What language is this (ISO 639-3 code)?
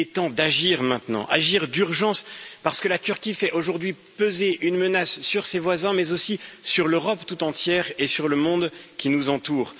fra